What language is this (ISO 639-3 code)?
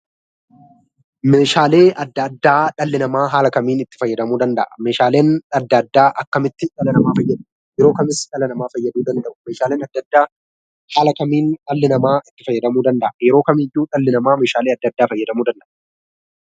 orm